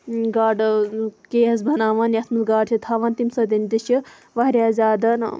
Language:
Kashmiri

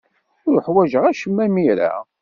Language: Kabyle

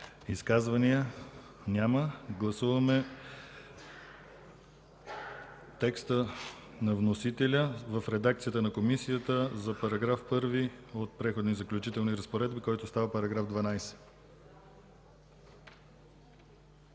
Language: Bulgarian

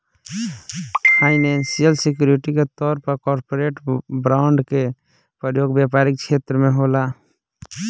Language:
Bhojpuri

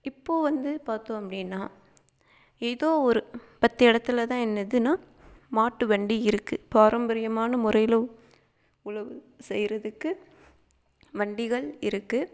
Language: Tamil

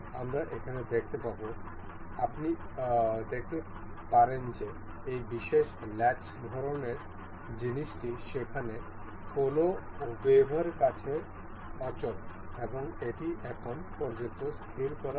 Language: Bangla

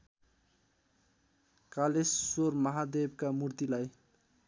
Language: Nepali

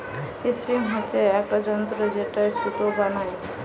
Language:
Bangla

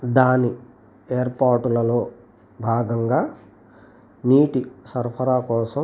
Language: Telugu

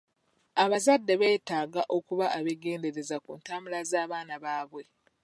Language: Ganda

